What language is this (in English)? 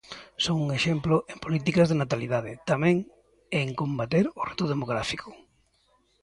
Galician